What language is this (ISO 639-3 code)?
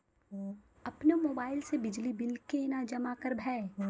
mai